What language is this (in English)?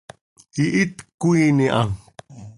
Seri